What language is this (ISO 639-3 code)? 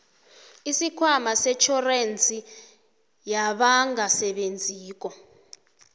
nbl